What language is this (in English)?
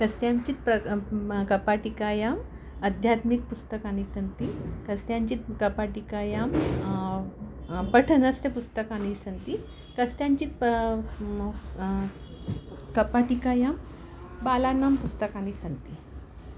Sanskrit